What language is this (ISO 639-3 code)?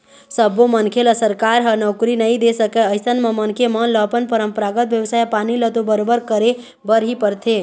hne